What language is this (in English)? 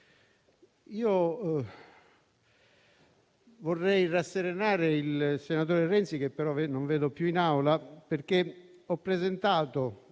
Italian